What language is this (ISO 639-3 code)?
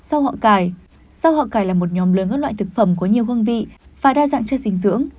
vie